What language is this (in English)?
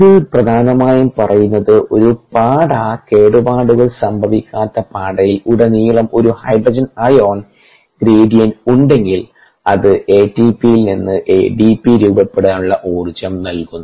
Malayalam